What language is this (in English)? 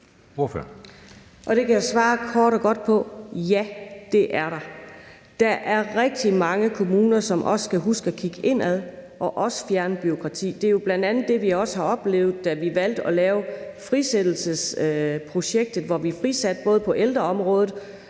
Danish